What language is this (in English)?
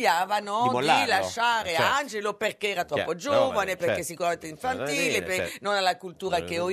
Italian